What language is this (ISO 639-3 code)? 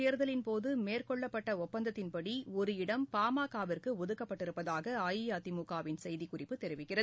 tam